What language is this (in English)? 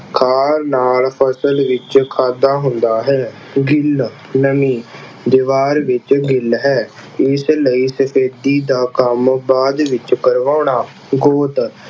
Punjabi